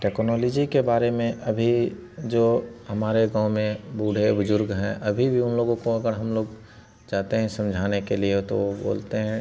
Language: Hindi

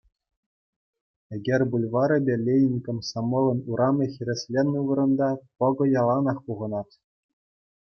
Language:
Chuvash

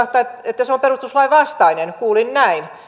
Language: Finnish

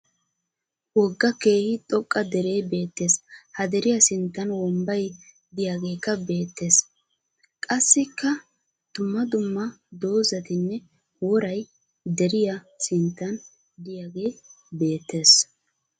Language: Wolaytta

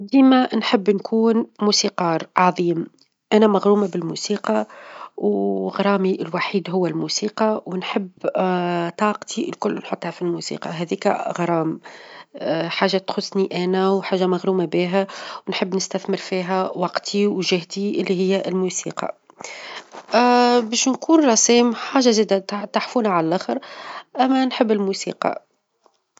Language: Tunisian Arabic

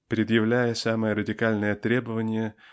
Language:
Russian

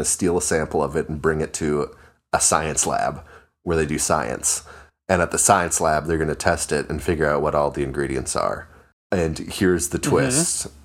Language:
English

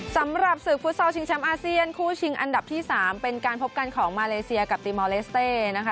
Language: Thai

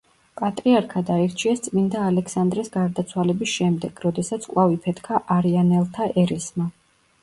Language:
Georgian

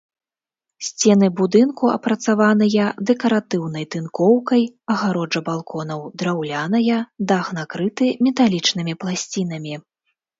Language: Belarusian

